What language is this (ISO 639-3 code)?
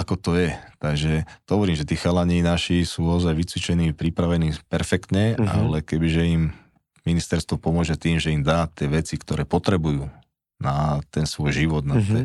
slk